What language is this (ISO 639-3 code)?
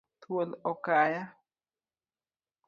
luo